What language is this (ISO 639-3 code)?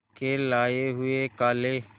hin